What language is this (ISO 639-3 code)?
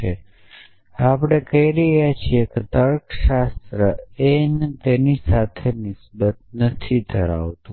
guj